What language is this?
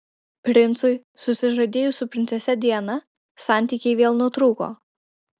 Lithuanian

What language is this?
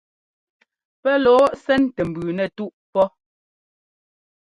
Ngomba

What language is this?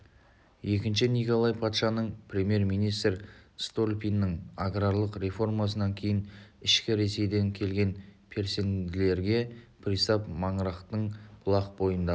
Kazakh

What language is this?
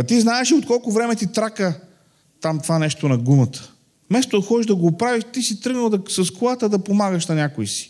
Bulgarian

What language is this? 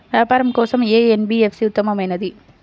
Telugu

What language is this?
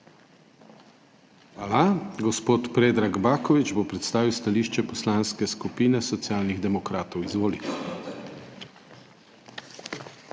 Slovenian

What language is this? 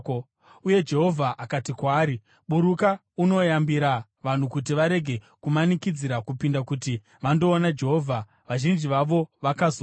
Shona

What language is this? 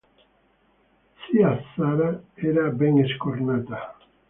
Italian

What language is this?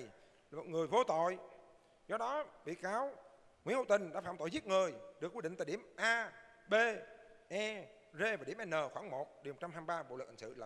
Vietnamese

